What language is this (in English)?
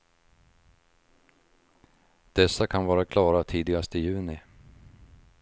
Swedish